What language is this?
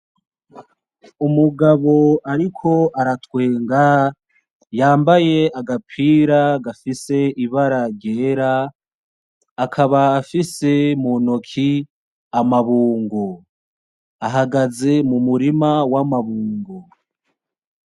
Rundi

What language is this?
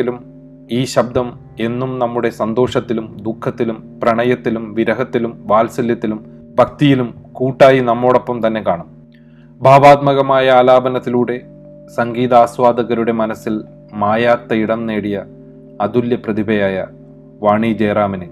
Malayalam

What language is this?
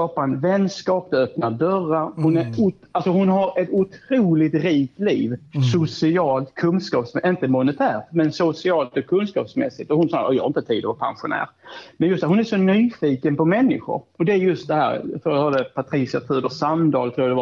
Swedish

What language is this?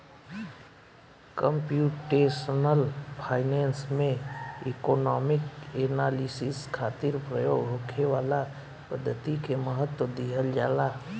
Bhojpuri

